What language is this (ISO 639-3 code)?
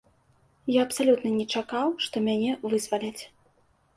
bel